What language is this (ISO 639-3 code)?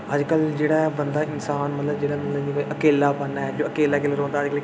doi